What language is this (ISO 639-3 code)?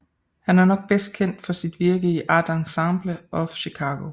dan